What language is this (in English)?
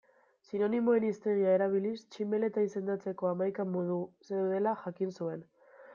Basque